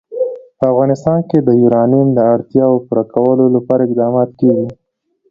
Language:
Pashto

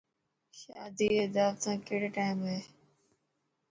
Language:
Dhatki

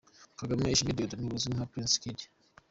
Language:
Kinyarwanda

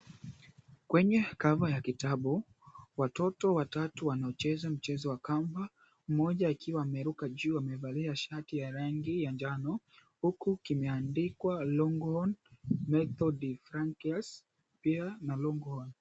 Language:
Swahili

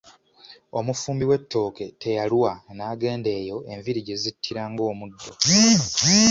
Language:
Ganda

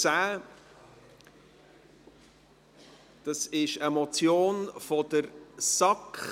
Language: Swiss German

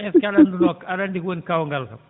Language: Fula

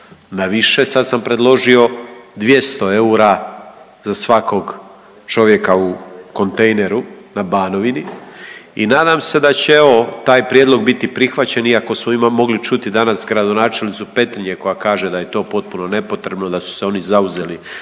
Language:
Croatian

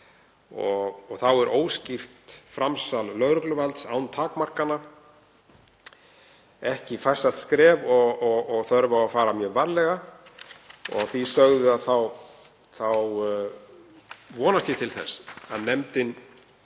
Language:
Icelandic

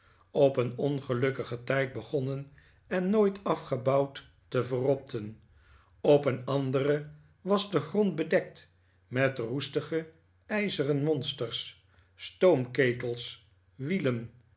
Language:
Dutch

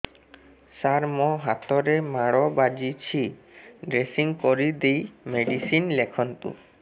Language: Odia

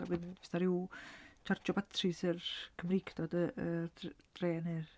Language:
Welsh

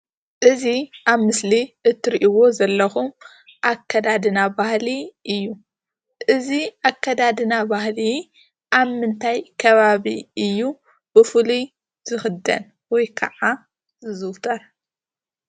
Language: Tigrinya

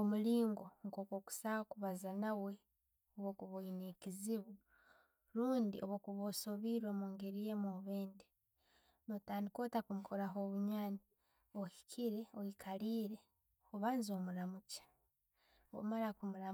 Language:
Tooro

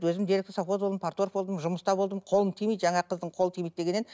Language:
Kazakh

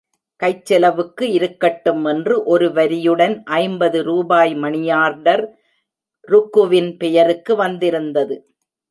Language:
Tamil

